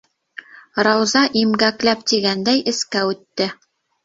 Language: Bashkir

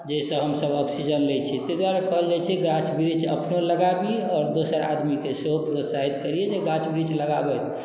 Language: Maithili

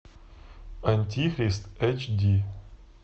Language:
Russian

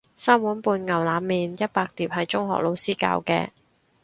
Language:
Cantonese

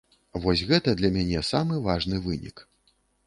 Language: Belarusian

